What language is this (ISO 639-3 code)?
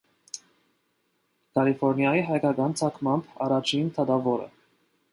hye